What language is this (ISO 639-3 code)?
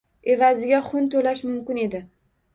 uzb